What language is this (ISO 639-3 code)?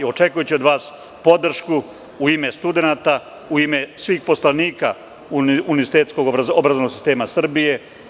srp